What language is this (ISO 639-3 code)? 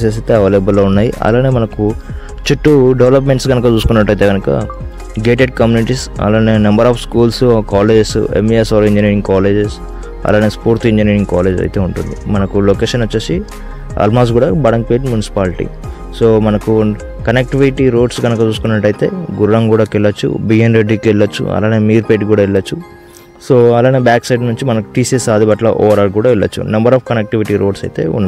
tel